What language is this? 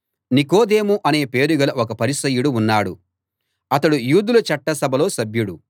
Telugu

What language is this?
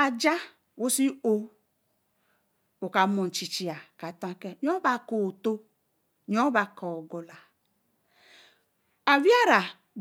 Eleme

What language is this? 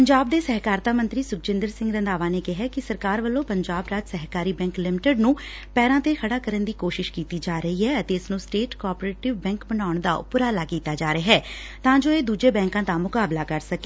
Punjabi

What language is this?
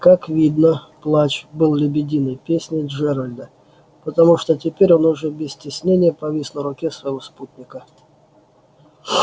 Russian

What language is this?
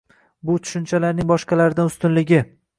Uzbek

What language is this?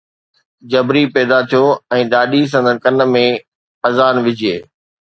Sindhi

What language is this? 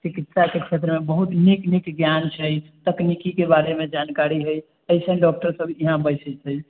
Maithili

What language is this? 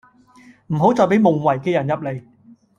Cantonese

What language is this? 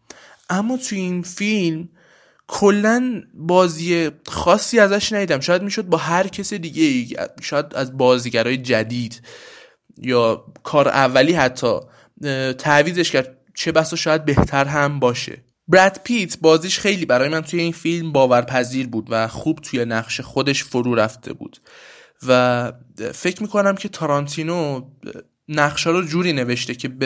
Persian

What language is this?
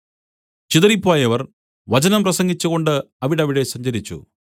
Malayalam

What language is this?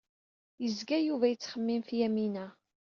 Kabyle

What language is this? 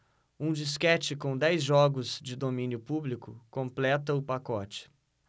Portuguese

